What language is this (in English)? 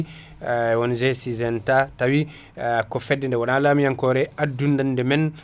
Fula